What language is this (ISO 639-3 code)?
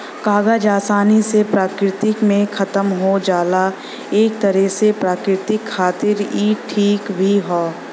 bho